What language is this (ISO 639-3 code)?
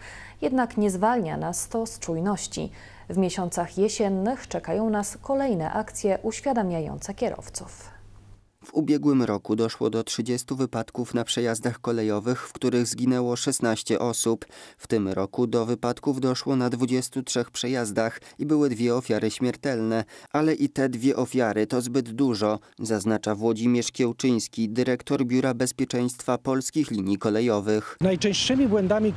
pol